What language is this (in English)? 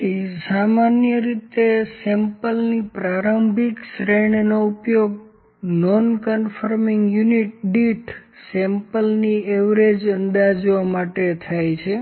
Gujarati